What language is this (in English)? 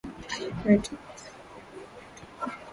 Swahili